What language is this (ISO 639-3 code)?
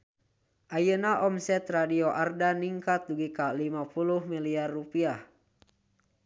sun